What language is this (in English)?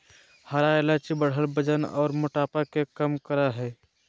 Magahi